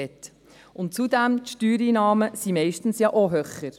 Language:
Swiss German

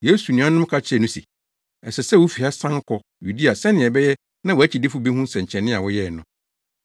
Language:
Akan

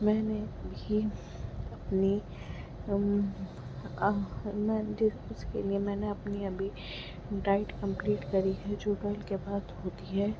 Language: Urdu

